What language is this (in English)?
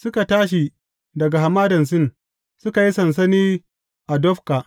Hausa